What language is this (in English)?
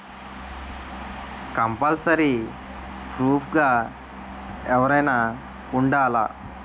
Telugu